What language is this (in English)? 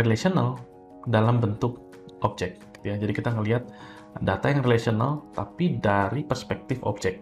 Indonesian